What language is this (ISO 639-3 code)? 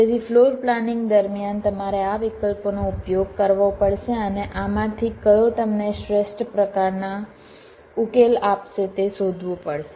guj